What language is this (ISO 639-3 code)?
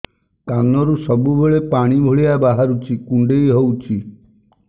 ori